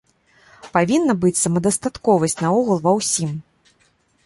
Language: Belarusian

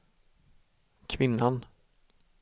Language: Swedish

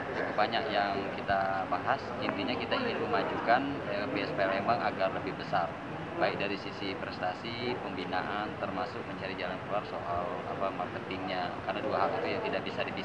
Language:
Indonesian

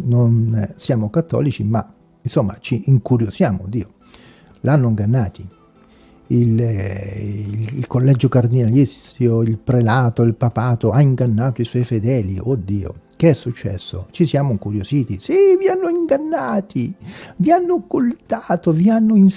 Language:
Italian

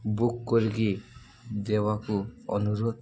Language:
Odia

